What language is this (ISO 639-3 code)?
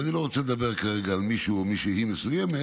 heb